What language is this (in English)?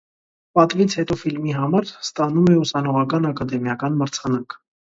Armenian